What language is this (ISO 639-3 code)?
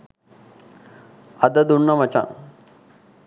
sin